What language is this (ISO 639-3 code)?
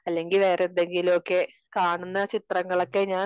mal